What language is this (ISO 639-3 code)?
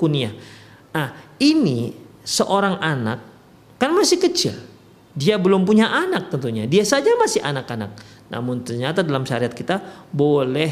ind